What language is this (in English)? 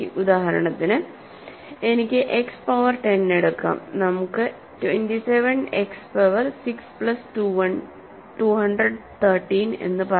Malayalam